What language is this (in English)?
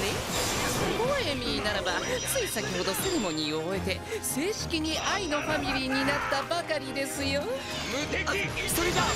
Japanese